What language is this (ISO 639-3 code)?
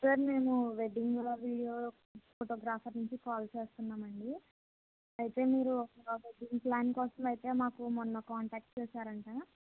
tel